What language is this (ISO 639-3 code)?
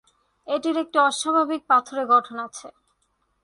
ben